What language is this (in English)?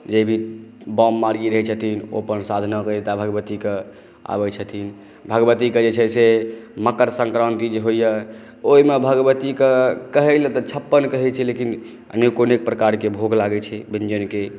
Maithili